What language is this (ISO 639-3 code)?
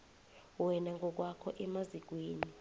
nbl